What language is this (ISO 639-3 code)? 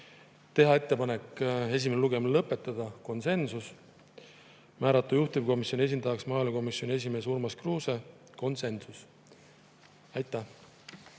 est